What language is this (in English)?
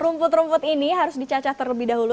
Indonesian